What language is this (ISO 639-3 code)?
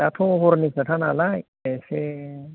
brx